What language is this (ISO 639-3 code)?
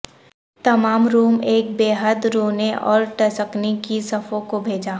urd